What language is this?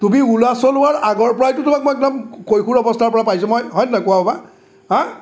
Assamese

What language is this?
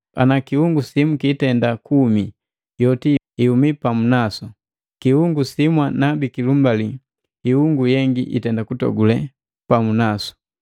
Matengo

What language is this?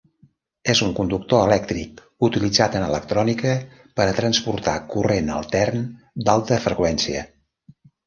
Catalan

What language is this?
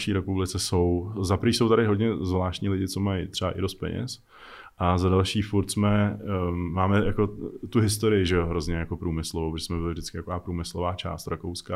Czech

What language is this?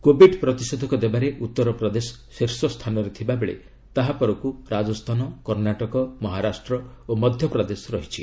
Odia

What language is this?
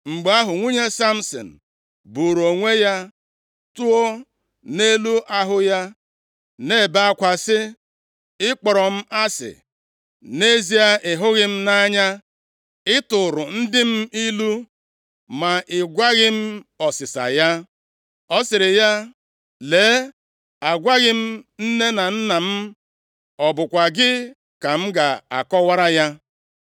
Igbo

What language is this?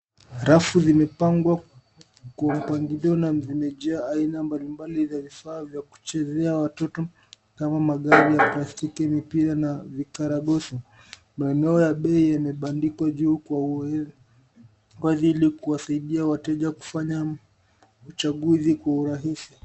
Swahili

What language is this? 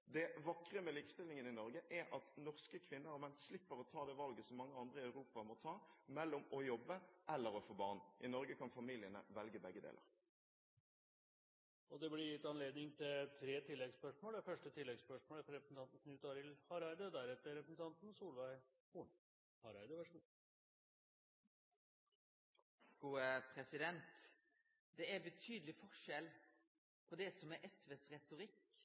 Norwegian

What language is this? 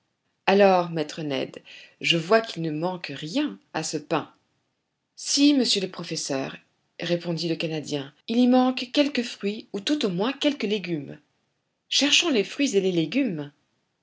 French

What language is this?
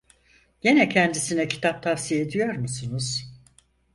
Turkish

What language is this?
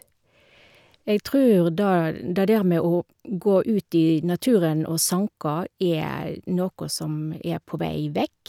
Norwegian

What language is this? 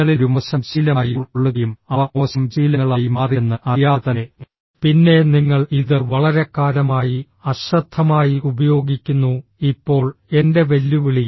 Malayalam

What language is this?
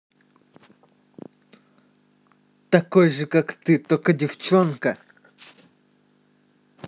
Russian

